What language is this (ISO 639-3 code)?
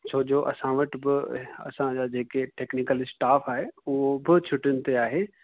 snd